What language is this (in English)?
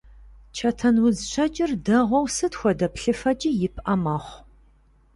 Kabardian